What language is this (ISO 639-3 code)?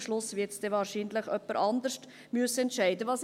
gsw